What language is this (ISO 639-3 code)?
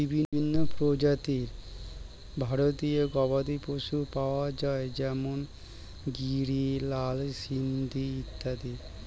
ben